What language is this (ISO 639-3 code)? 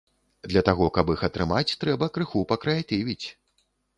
bel